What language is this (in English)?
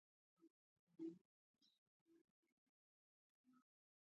Pashto